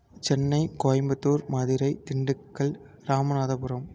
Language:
Tamil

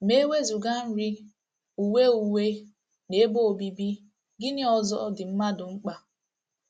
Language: Igbo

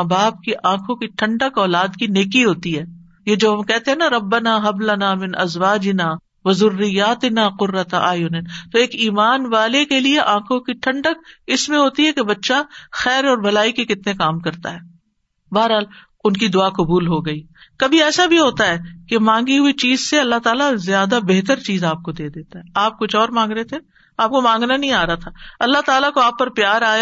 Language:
Urdu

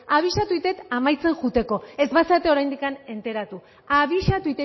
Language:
Basque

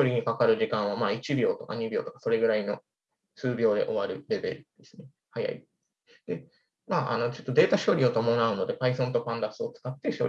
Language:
Japanese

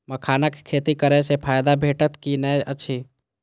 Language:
Maithili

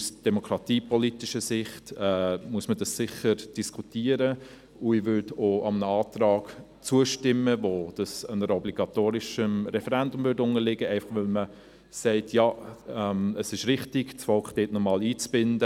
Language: Swiss German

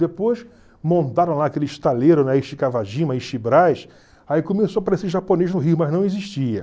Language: Portuguese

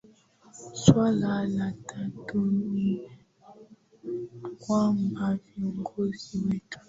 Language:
Swahili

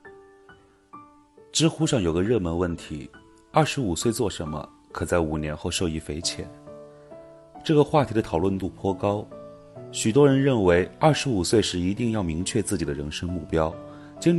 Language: Chinese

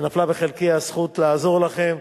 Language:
Hebrew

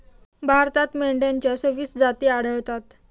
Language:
Marathi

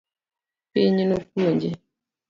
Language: Luo (Kenya and Tanzania)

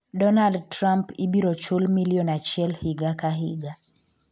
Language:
Luo (Kenya and Tanzania)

